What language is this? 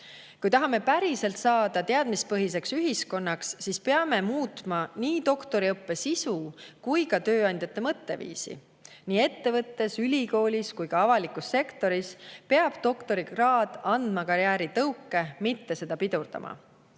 Estonian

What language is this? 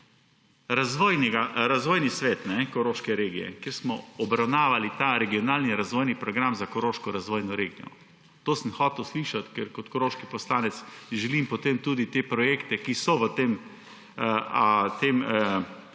Slovenian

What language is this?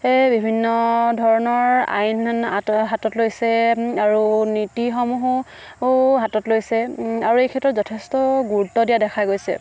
Assamese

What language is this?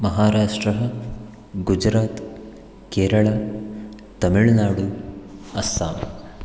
Sanskrit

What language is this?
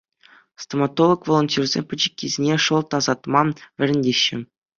Chuvash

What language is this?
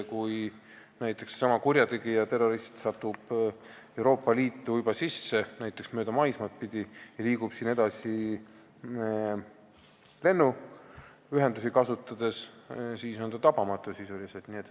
Estonian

